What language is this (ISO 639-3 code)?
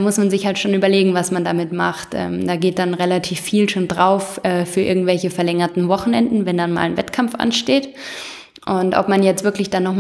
deu